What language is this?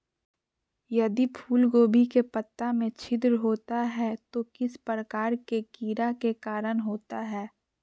Magahi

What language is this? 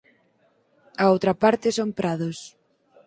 Galician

